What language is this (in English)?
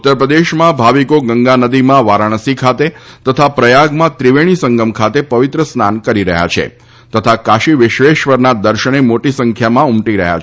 Gujarati